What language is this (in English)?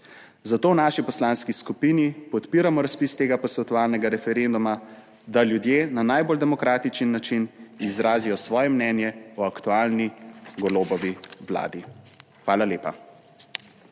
Slovenian